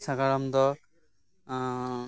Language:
Santali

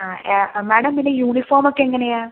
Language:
Malayalam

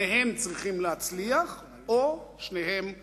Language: Hebrew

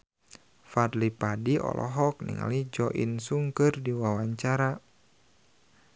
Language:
Sundanese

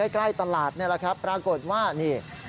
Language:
Thai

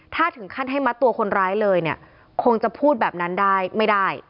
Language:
Thai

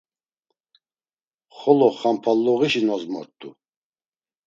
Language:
Laz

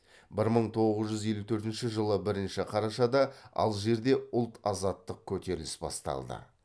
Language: Kazakh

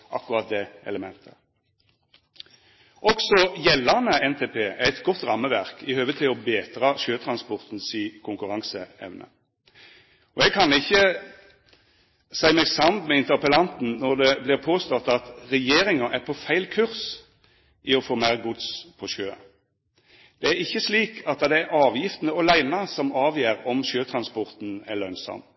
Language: Norwegian Nynorsk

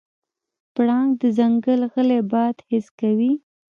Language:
Pashto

